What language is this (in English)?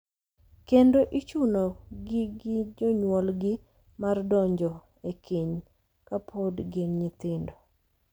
Luo (Kenya and Tanzania)